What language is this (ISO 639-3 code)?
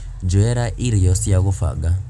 kik